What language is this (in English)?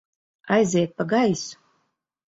Latvian